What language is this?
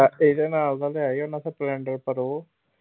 Punjabi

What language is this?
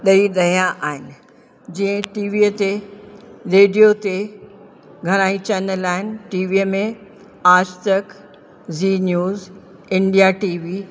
Sindhi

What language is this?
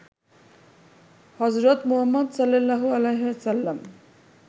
Bangla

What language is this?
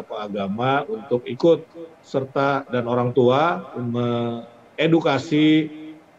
Indonesian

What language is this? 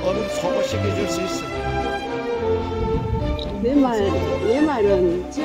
Korean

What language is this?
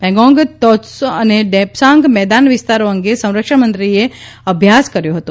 Gujarati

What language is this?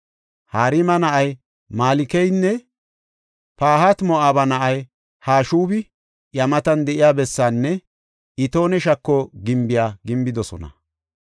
Gofa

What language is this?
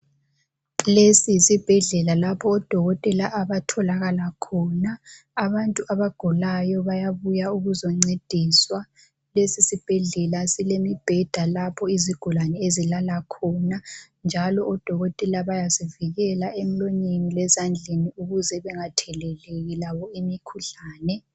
North Ndebele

